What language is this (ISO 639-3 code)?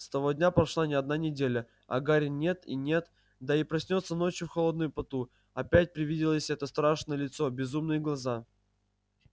rus